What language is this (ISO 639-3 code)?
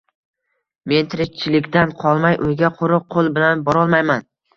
uzb